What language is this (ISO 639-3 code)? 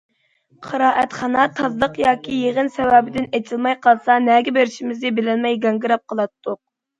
uig